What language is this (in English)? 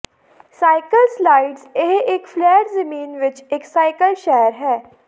Punjabi